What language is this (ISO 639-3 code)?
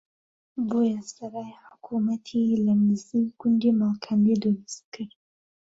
ckb